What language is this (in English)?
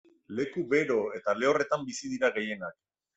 Basque